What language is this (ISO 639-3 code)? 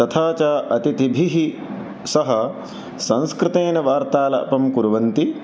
san